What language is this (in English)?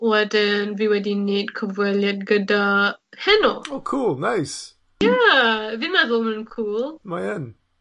Welsh